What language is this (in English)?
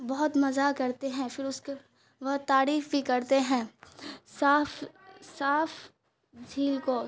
Urdu